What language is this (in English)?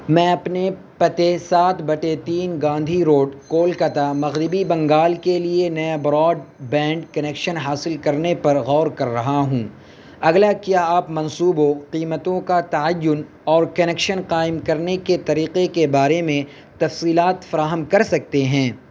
Urdu